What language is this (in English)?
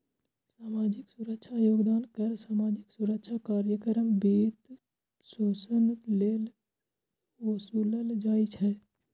Maithili